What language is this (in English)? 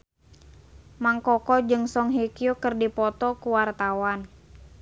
Sundanese